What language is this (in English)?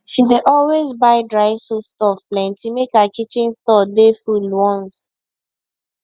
Nigerian Pidgin